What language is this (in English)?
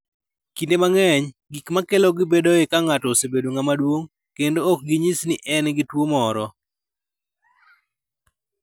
Luo (Kenya and Tanzania)